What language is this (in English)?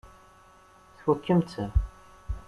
Kabyle